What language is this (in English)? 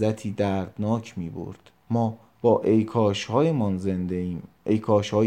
Persian